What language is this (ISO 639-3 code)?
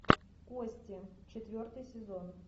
rus